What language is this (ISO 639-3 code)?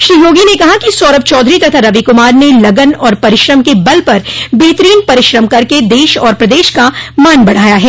hin